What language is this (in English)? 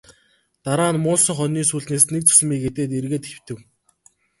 Mongolian